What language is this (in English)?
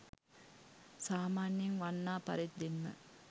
Sinhala